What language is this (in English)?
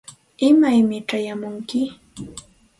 Santa Ana de Tusi Pasco Quechua